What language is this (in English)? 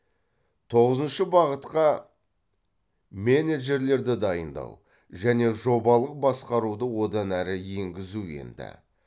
Kazakh